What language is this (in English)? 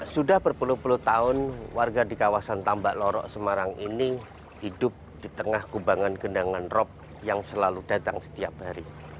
Indonesian